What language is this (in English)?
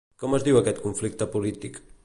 Catalan